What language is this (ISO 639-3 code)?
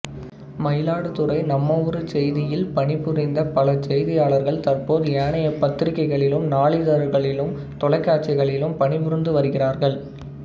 tam